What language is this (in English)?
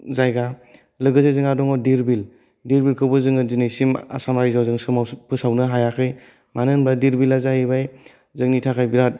Bodo